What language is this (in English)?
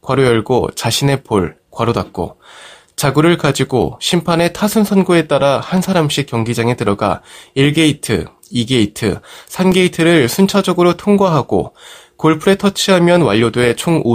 Korean